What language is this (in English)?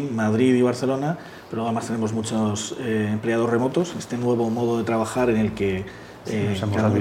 Spanish